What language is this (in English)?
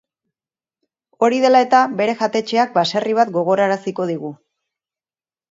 Basque